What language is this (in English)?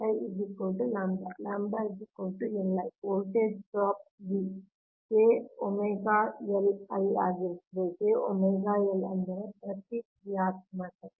Kannada